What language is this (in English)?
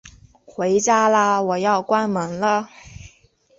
Chinese